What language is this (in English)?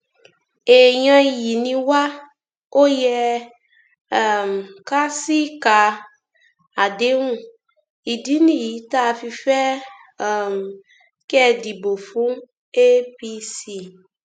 Yoruba